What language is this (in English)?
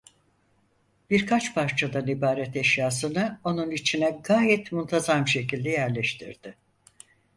Turkish